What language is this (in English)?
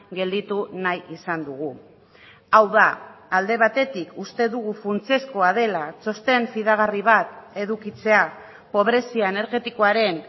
Basque